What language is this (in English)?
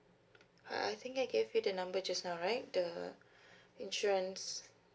English